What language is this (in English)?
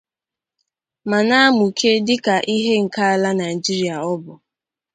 Igbo